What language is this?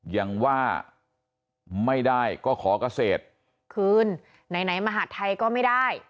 Thai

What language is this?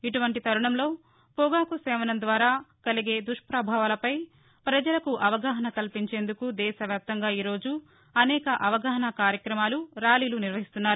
Telugu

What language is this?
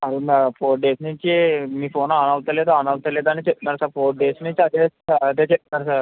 Telugu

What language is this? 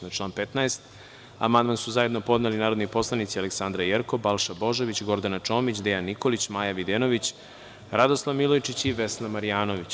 Serbian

